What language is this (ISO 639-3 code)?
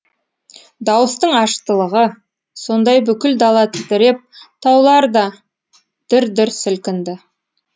kaz